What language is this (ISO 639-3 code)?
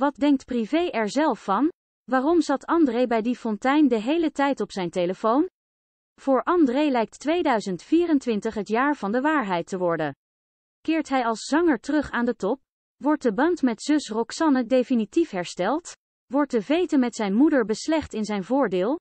nld